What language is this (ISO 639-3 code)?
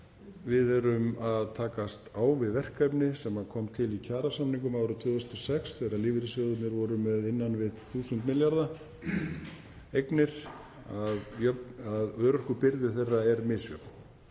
isl